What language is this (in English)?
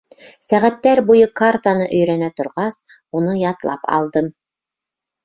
Bashkir